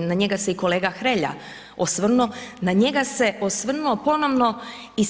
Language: Croatian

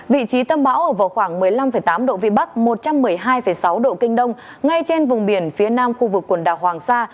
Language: Vietnamese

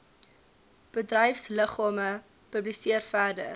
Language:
Afrikaans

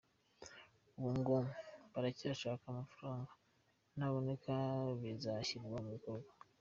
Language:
Kinyarwanda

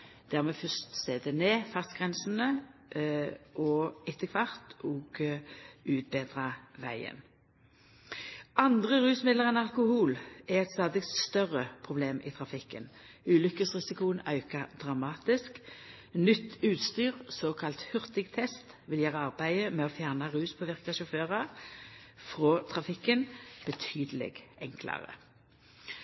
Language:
Norwegian Nynorsk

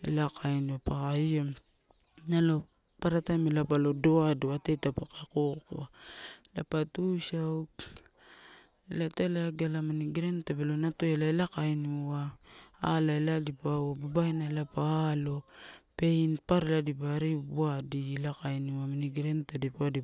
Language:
Torau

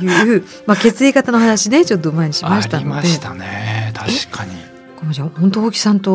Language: Japanese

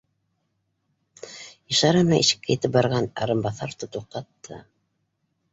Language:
Bashkir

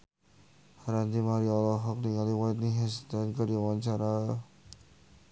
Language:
Sundanese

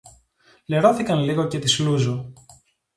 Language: Greek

